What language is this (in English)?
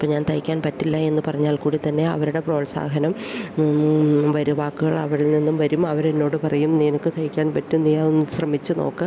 Malayalam